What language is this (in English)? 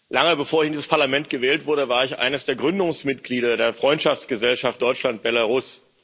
German